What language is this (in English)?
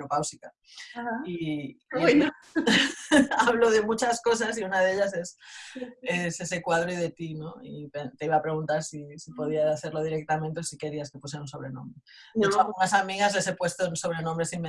Spanish